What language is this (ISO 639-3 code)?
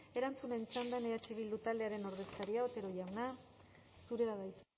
eus